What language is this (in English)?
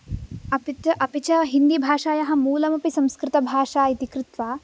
Sanskrit